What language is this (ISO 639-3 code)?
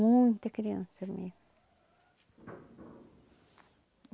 por